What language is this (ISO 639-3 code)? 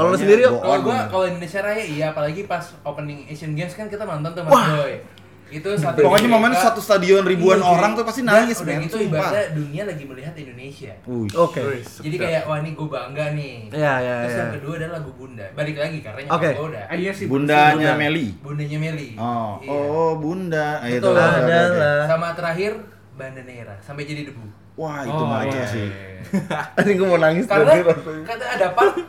ind